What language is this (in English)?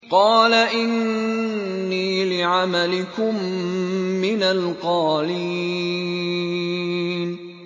Arabic